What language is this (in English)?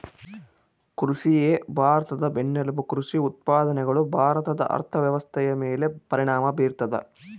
Kannada